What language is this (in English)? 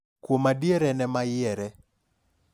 Luo (Kenya and Tanzania)